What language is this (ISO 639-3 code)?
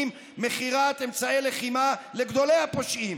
heb